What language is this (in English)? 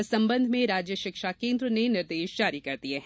Hindi